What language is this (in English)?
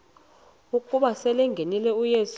Xhosa